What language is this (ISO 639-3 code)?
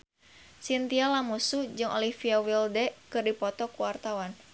sun